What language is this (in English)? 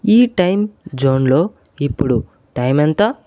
Telugu